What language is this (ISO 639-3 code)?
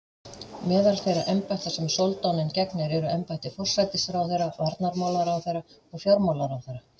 isl